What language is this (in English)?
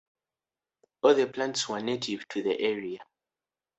English